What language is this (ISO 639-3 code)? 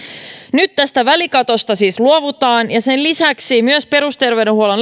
fin